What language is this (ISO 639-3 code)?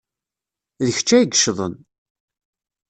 kab